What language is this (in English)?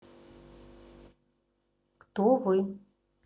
Russian